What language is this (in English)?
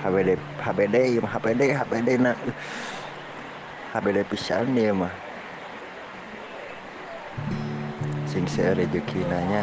Indonesian